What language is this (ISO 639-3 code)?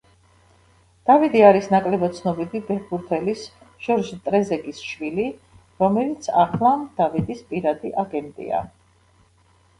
kat